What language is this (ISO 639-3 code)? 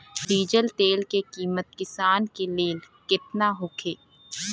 bho